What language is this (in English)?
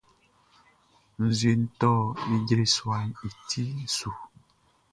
Baoulé